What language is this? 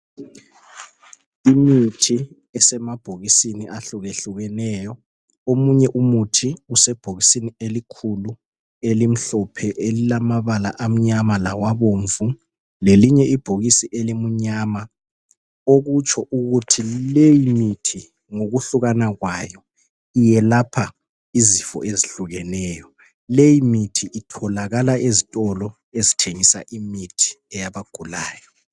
North Ndebele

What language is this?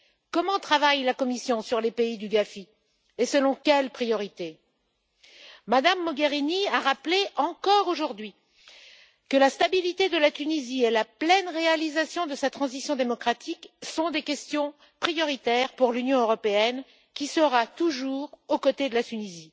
French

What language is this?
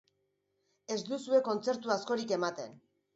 Basque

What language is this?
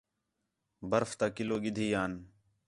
Khetrani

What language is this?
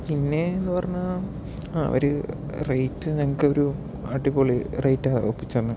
Malayalam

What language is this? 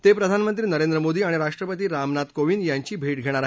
Marathi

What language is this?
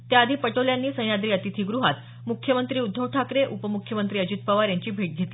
Marathi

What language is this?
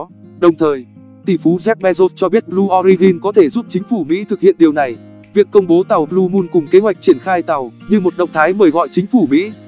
Vietnamese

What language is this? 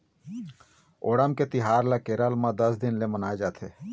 Chhattisgarhi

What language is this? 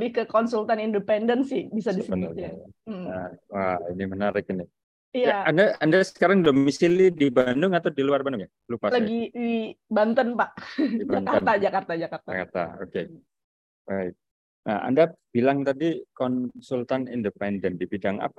Indonesian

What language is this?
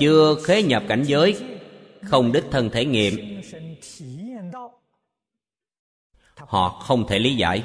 Vietnamese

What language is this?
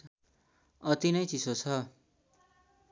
Nepali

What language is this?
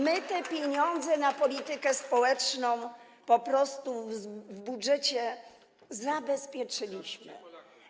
Polish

